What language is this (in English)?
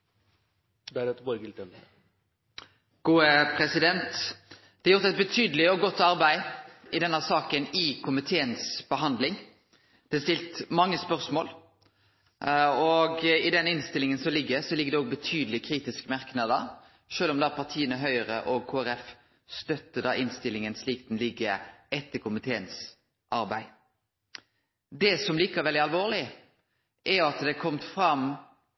Norwegian Nynorsk